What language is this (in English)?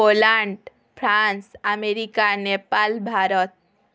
Odia